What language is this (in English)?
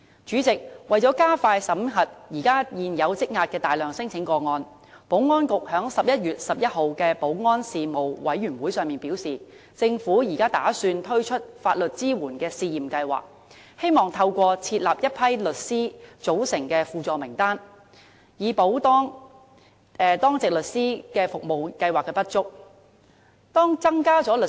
Cantonese